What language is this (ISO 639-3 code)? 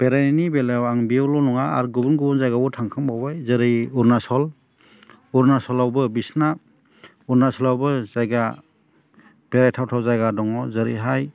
brx